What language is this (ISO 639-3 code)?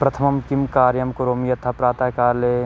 san